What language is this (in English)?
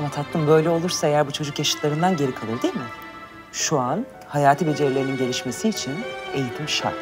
Turkish